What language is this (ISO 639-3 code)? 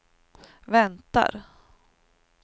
swe